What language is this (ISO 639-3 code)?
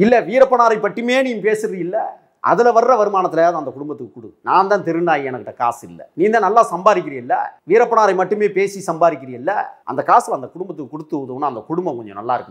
tur